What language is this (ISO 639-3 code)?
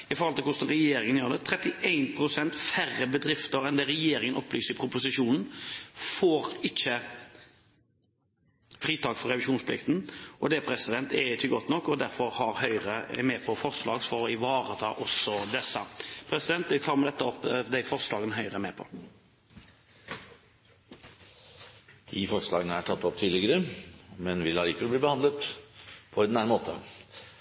nob